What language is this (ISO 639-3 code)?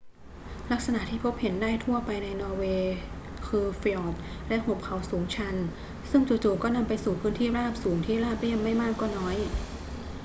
tha